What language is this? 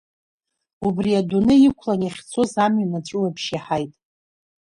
Abkhazian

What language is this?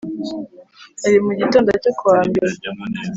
Kinyarwanda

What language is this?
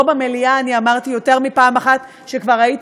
Hebrew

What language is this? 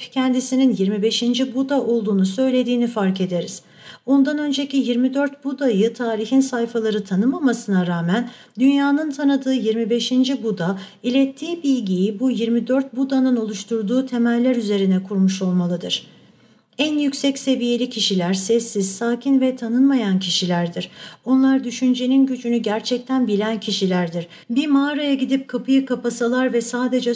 Turkish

